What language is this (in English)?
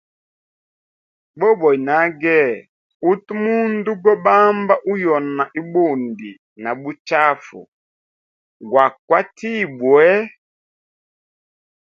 Hemba